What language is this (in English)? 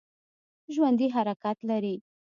Pashto